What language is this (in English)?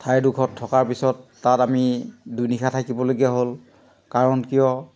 Assamese